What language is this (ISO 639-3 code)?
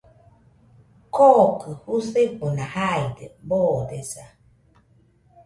hux